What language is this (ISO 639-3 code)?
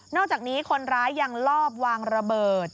tha